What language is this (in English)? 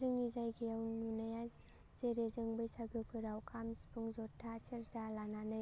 Bodo